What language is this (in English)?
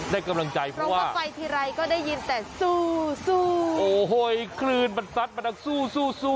Thai